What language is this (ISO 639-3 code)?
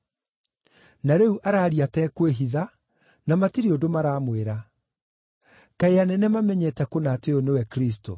kik